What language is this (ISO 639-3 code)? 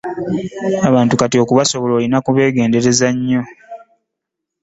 lug